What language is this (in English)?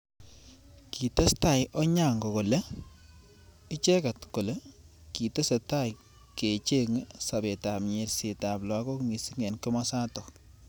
Kalenjin